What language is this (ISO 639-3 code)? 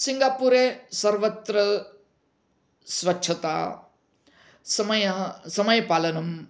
san